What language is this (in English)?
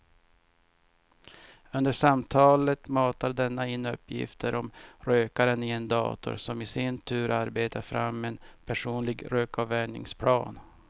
Swedish